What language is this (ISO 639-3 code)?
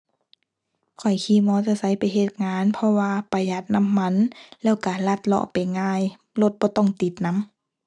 tha